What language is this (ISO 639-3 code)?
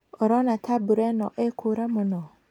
kik